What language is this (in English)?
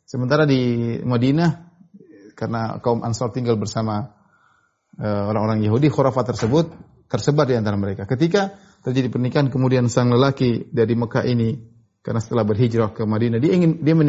Indonesian